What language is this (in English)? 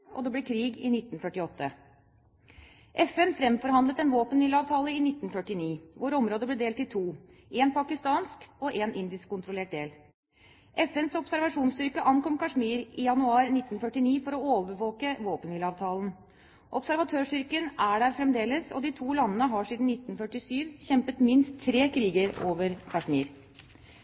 Norwegian Bokmål